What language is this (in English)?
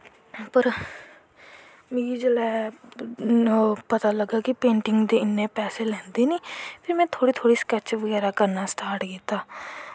Dogri